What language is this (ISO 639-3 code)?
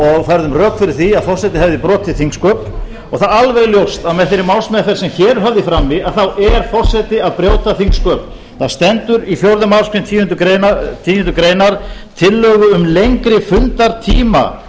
isl